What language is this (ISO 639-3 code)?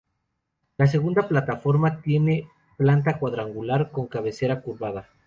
spa